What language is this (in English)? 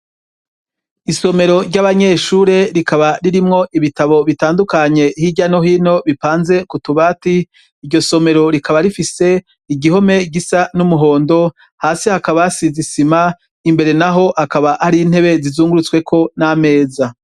Rundi